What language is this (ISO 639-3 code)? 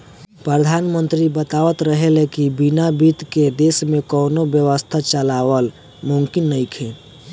bho